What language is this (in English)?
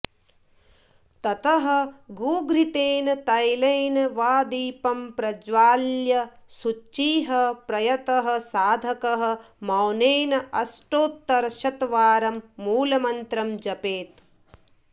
Sanskrit